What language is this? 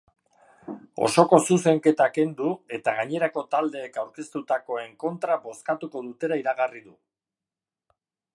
Basque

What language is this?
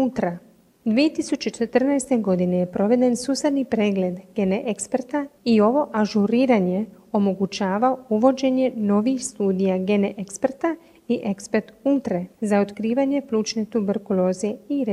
Croatian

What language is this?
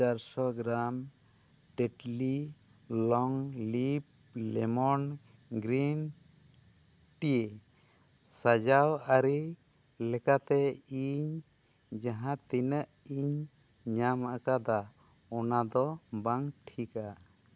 Santali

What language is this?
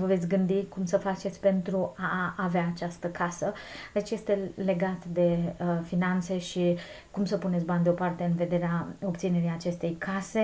Romanian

